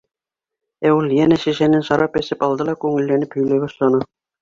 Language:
Bashkir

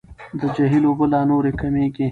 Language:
Pashto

